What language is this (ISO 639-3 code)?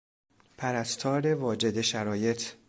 fas